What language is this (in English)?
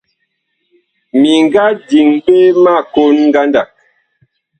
Bakoko